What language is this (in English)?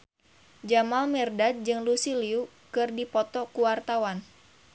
Sundanese